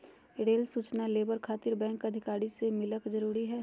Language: Magahi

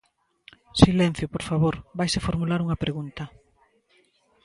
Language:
Galician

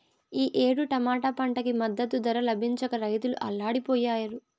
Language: Telugu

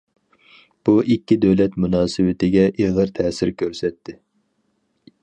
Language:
Uyghur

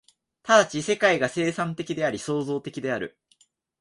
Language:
Japanese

